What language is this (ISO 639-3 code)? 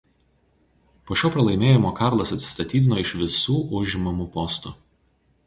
lit